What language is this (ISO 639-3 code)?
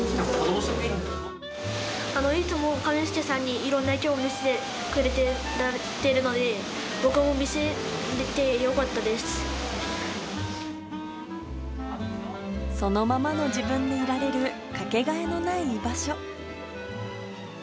jpn